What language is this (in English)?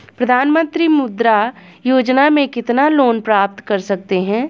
Hindi